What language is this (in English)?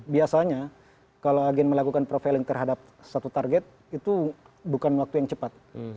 Indonesian